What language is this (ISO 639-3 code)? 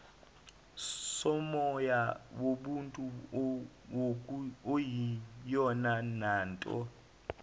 zul